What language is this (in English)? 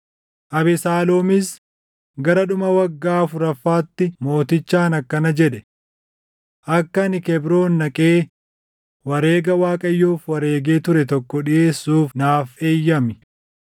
Oromo